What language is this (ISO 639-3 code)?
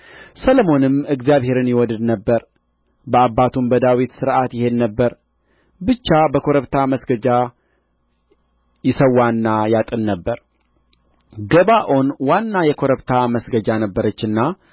amh